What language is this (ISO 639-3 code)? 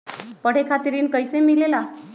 mag